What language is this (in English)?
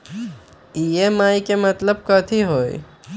Magahi